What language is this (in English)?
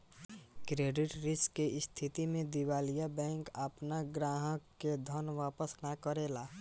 Bhojpuri